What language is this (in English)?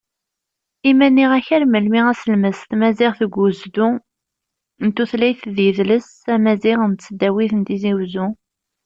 Kabyle